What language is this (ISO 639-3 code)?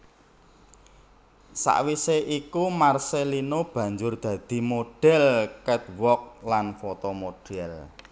jav